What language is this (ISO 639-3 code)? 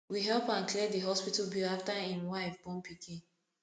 pcm